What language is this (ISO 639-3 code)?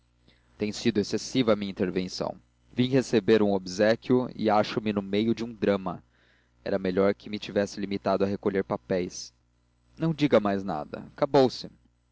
por